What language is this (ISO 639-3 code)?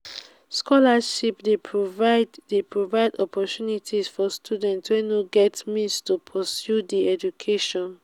pcm